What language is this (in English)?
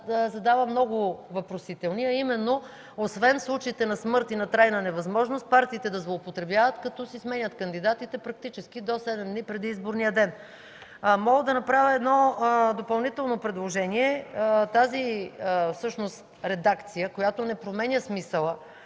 Bulgarian